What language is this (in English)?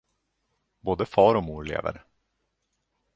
Swedish